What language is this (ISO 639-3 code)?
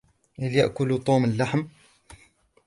ara